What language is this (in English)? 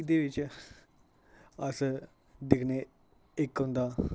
Dogri